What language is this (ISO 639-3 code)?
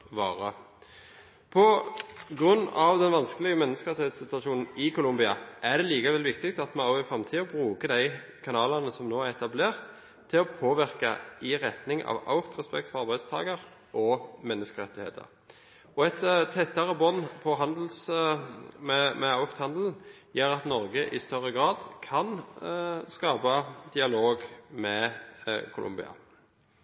nob